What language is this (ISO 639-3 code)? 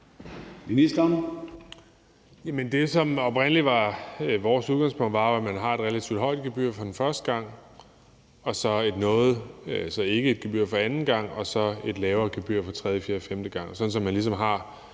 dan